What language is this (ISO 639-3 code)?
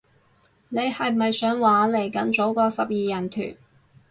yue